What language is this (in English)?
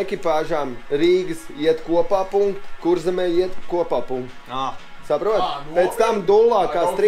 Latvian